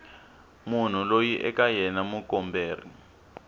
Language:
Tsonga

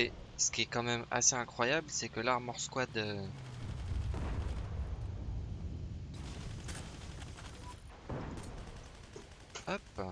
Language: French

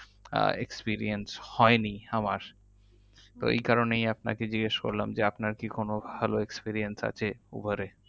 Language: Bangla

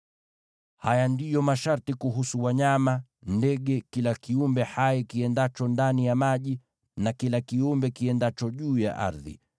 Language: Swahili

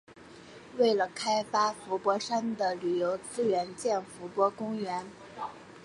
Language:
Chinese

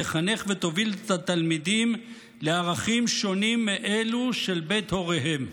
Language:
Hebrew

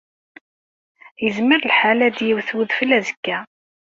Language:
Kabyle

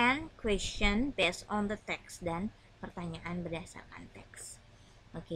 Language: Indonesian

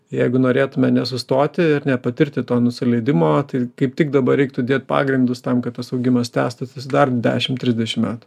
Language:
Lithuanian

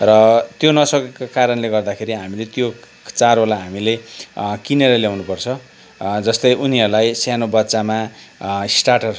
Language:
Nepali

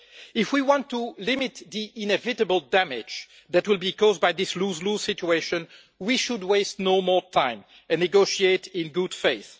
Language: English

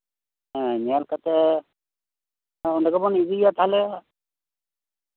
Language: Santali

